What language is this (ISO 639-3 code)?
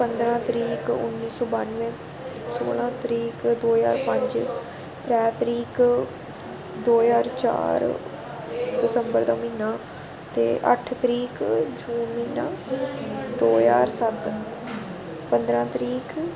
doi